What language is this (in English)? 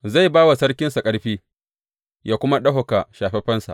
Hausa